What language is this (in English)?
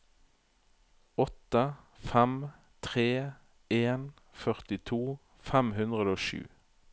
Norwegian